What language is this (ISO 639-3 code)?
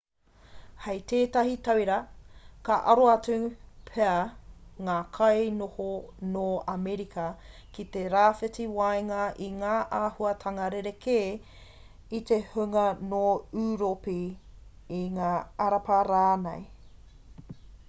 mri